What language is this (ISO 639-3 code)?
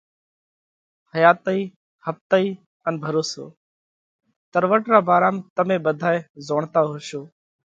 kvx